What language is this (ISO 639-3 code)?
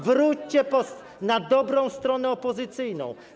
pol